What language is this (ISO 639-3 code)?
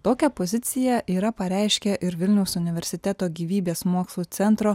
lit